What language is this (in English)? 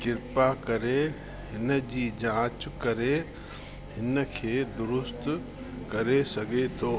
Sindhi